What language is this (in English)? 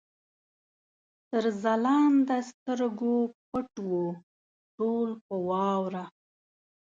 Pashto